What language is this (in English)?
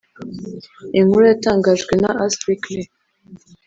Kinyarwanda